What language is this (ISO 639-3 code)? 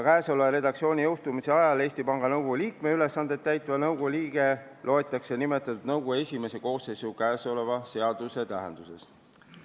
est